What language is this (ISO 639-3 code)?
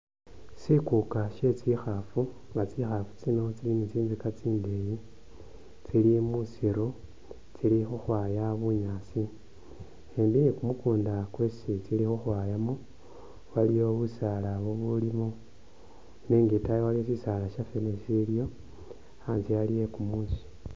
myx